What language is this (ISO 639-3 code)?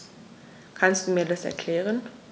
deu